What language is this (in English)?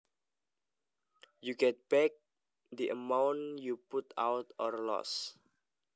Javanese